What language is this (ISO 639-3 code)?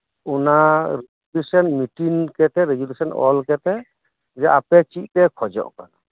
sat